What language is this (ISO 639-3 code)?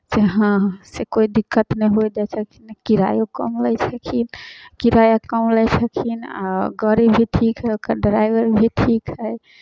mai